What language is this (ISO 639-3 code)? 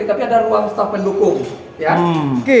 ind